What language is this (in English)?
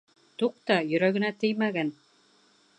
Bashkir